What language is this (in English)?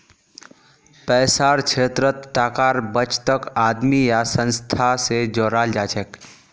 Magahi